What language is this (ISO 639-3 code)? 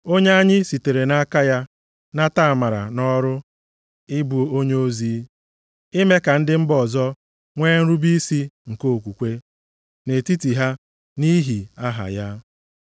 ibo